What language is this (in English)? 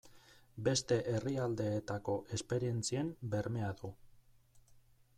Basque